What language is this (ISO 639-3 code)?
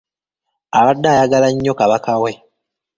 lug